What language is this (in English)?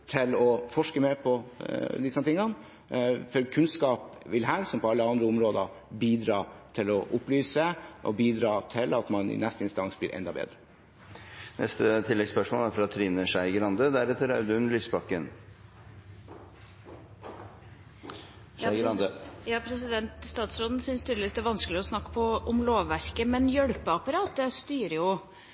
Norwegian